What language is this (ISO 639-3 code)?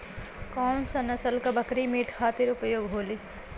bho